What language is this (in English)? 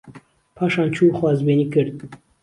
Central Kurdish